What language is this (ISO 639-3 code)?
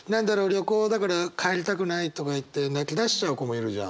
jpn